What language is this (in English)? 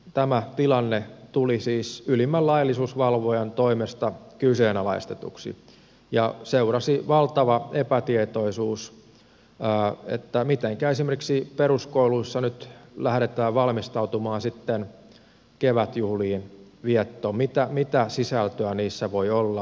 Finnish